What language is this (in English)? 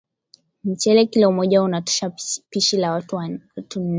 Swahili